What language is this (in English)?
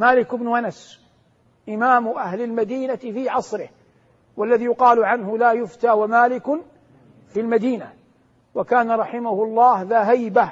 Arabic